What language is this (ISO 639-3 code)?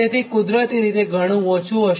guj